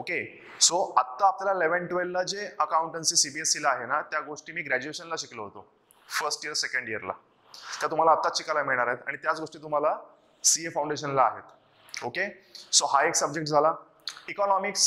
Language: Hindi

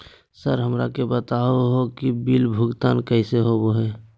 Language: Magahi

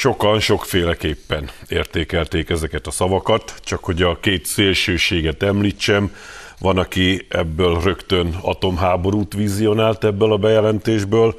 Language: Hungarian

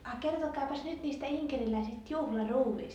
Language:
Finnish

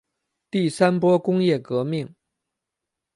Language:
Chinese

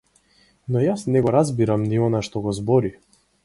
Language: Macedonian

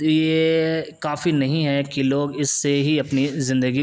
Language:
Urdu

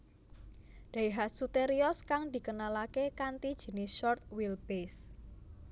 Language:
Javanese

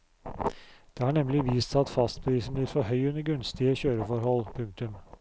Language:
Norwegian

